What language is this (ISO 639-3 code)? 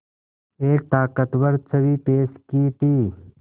hin